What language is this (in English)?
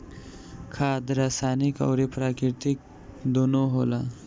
Bhojpuri